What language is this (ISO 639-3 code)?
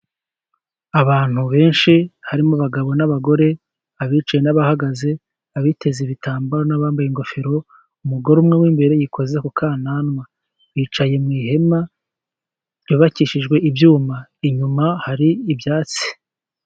kin